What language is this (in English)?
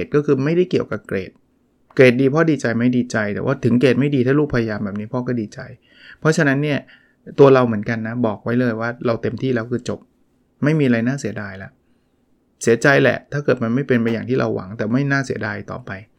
Thai